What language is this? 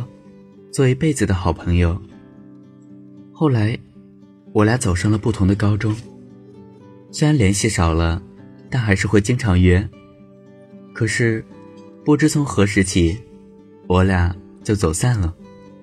Chinese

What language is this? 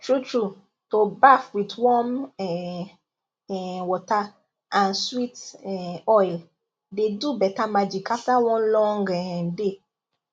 Nigerian Pidgin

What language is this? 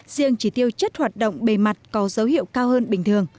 Vietnamese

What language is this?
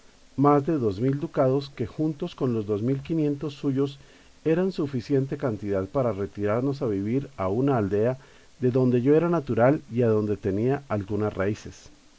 Spanish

